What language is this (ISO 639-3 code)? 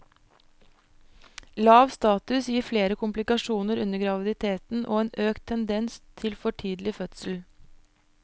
nor